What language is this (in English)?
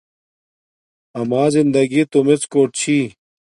Domaaki